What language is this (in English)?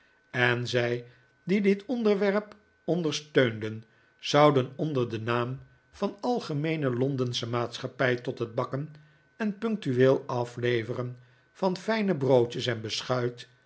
Dutch